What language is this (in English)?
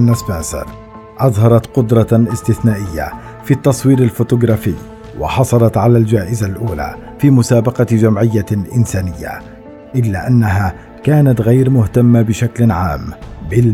Arabic